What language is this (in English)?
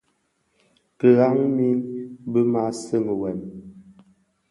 Bafia